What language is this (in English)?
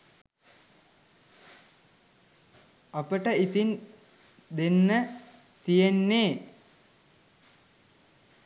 Sinhala